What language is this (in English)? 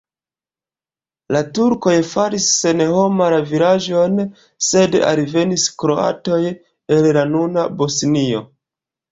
Esperanto